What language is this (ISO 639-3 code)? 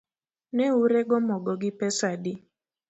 luo